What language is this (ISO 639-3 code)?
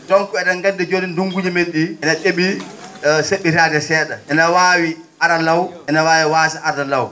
ful